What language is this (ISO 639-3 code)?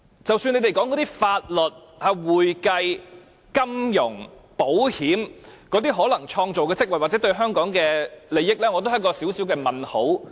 yue